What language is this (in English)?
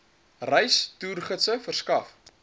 Afrikaans